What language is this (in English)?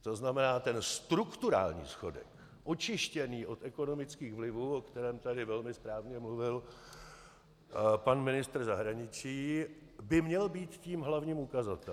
Czech